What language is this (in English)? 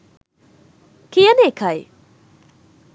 Sinhala